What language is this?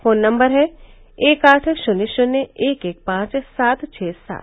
Hindi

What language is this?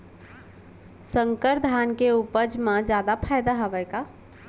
Chhattisgarhi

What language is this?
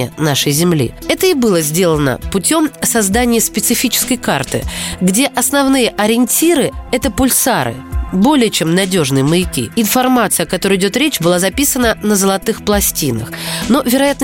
Russian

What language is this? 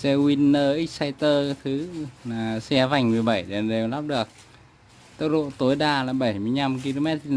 Vietnamese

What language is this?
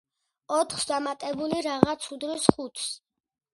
Georgian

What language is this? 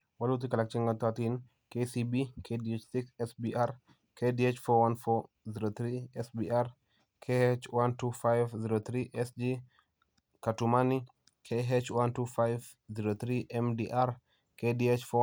Kalenjin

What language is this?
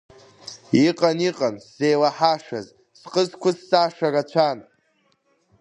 Abkhazian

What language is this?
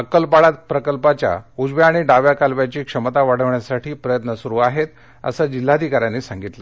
Marathi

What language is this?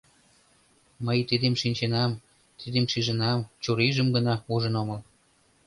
Mari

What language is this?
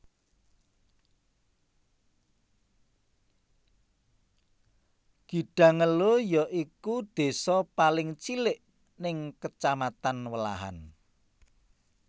Javanese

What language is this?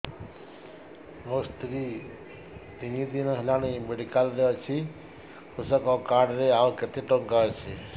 Odia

